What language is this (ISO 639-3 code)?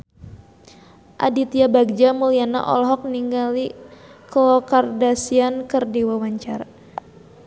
sun